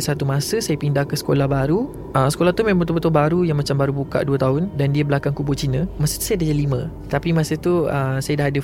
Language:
Malay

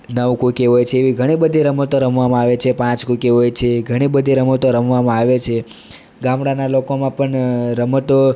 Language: Gujarati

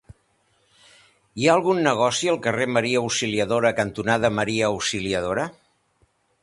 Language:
Catalan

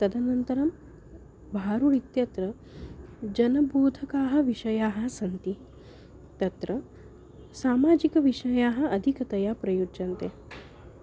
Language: Sanskrit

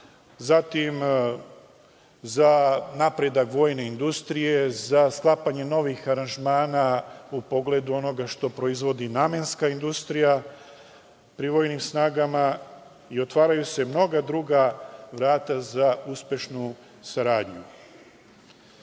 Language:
Serbian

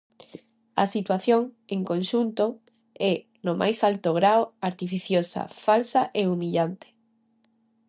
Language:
Galician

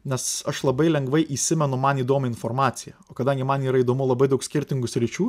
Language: Lithuanian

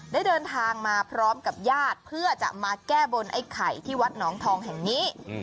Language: Thai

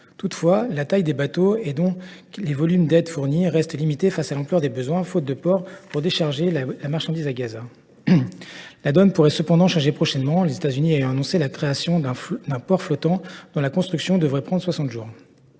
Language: French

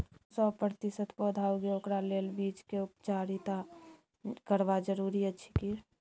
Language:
Maithili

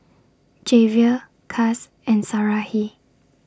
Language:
English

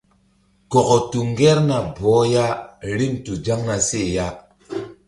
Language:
Mbum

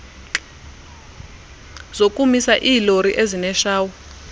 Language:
Xhosa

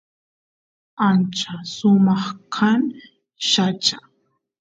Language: Santiago del Estero Quichua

